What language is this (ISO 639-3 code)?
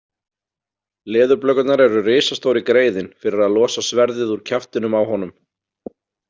isl